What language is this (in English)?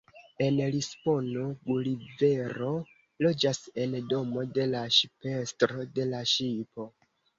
Esperanto